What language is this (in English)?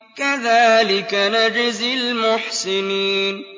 Arabic